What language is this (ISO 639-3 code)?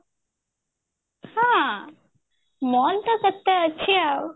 ori